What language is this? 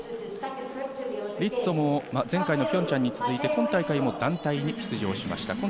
Japanese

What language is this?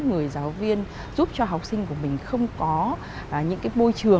Vietnamese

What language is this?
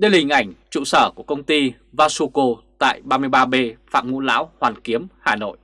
Vietnamese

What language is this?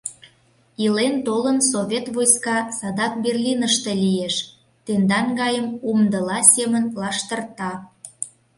Mari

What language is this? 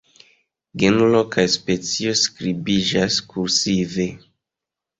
Esperanto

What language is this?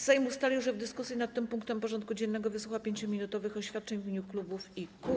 Polish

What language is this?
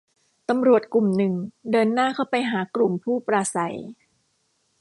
Thai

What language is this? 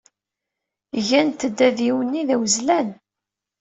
Kabyle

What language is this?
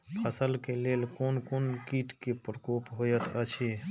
Maithili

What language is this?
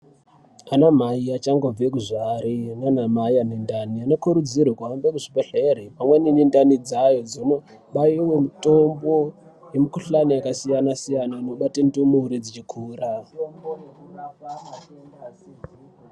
Ndau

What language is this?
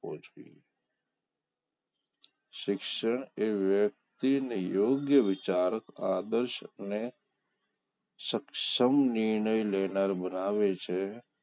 Gujarati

